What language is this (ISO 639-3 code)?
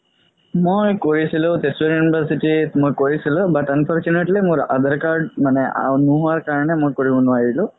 asm